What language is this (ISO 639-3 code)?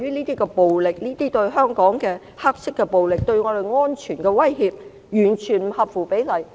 yue